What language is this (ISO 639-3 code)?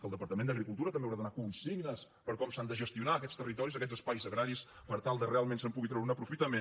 cat